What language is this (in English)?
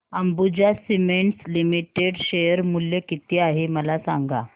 Marathi